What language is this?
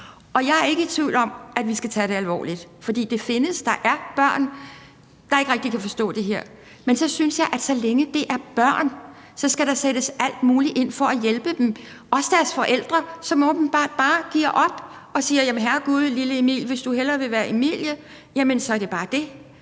Danish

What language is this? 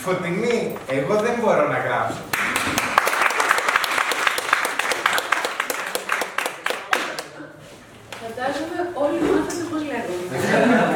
Greek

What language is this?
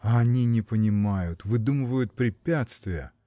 Russian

